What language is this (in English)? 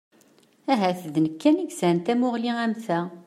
Kabyle